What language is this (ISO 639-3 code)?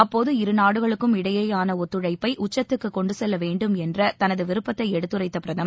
tam